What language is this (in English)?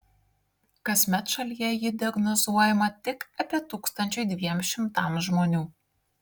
Lithuanian